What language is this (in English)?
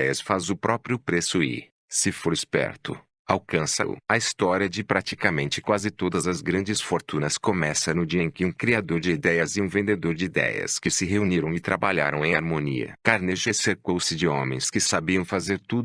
Portuguese